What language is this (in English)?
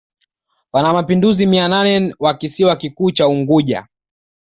Swahili